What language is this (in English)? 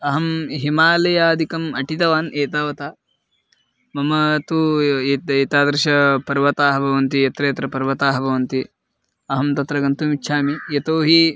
Sanskrit